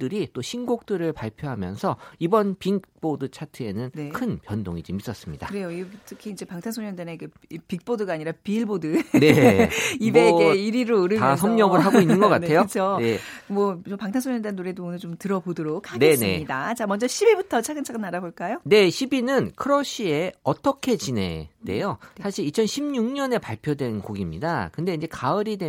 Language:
Korean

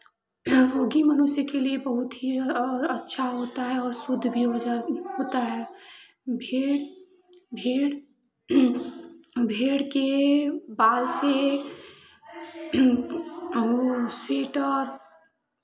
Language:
Hindi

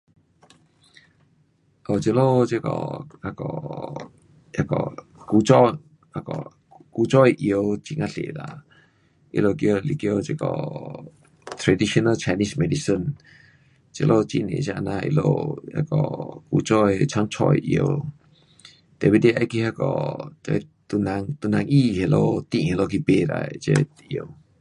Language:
Pu-Xian Chinese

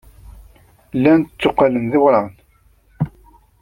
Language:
Kabyle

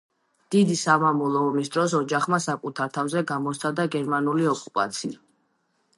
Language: Georgian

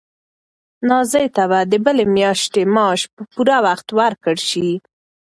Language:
Pashto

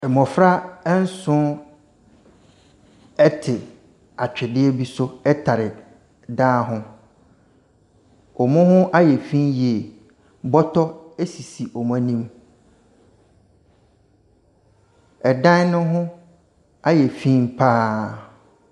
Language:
Akan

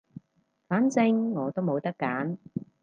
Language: Cantonese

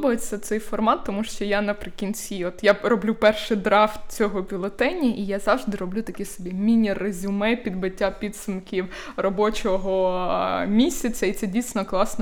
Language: Ukrainian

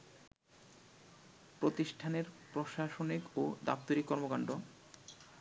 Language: Bangla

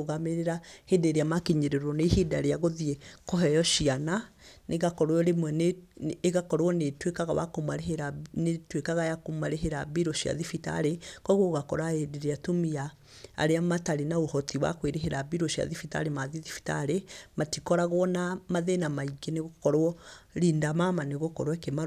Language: Kikuyu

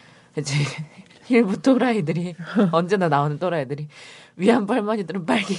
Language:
Korean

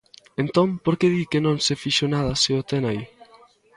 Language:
Galician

